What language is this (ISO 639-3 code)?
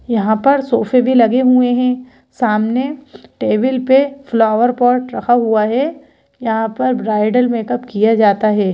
hin